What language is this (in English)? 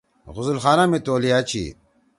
Torwali